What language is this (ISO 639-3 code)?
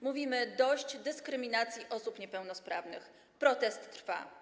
pol